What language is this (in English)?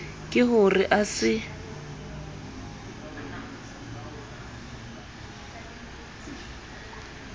Southern Sotho